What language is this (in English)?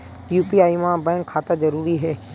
Chhattisgarhi